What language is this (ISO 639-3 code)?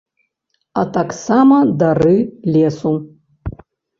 bel